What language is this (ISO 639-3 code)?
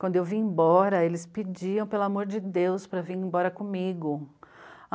por